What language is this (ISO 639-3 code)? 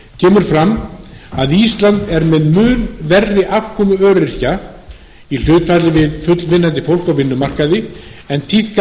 isl